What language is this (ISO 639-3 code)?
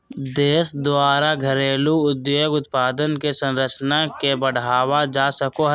mag